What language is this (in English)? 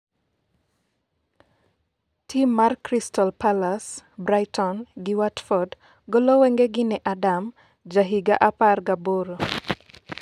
Luo (Kenya and Tanzania)